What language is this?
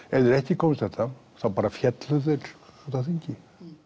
Icelandic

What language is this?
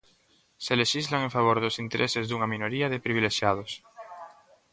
Galician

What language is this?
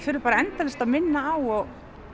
Icelandic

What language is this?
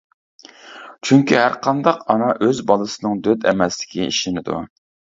Uyghur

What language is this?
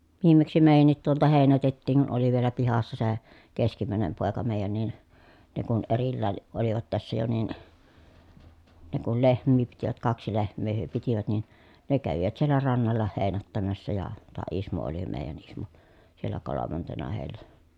Finnish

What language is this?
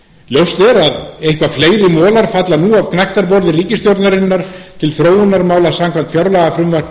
Icelandic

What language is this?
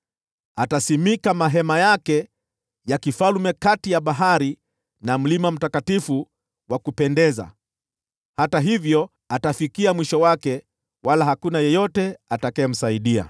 Swahili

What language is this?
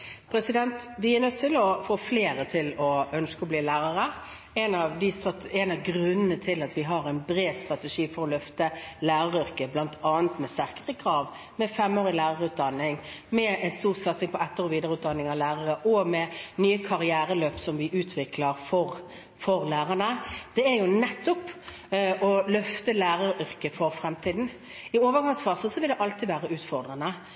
Norwegian Bokmål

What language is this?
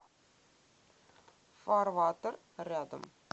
Russian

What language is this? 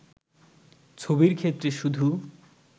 Bangla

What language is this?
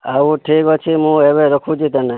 Odia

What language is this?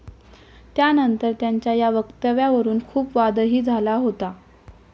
Marathi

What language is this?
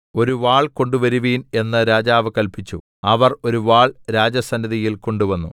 Malayalam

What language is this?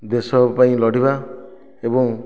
Odia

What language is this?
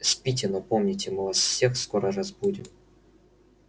Russian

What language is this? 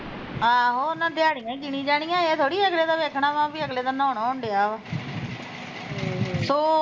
Punjabi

